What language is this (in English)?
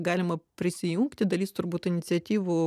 Lithuanian